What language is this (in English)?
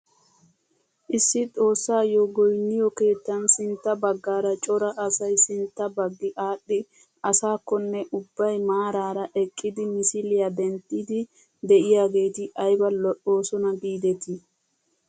Wolaytta